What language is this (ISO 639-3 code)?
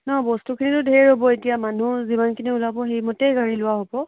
asm